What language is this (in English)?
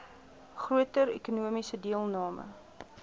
Afrikaans